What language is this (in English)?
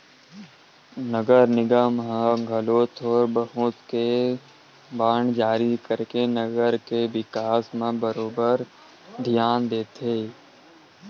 Chhattisgarhi